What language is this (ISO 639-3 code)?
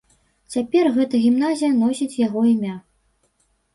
bel